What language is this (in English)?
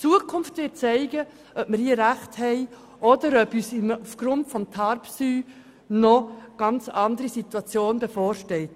Swiss German